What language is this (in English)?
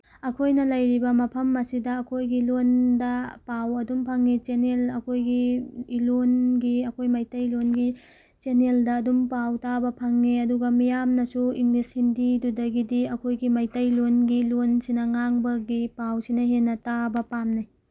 Manipuri